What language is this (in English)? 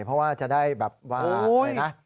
Thai